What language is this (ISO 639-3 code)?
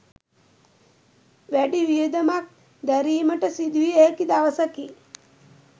sin